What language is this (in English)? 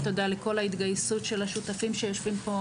Hebrew